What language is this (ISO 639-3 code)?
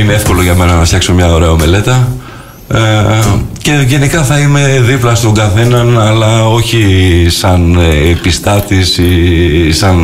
ell